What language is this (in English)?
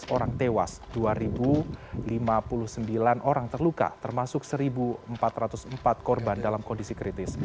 Indonesian